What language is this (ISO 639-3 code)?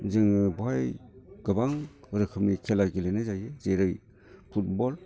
brx